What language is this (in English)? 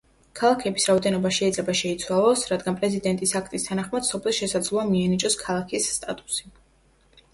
Georgian